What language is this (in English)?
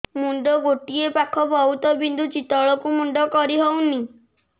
Odia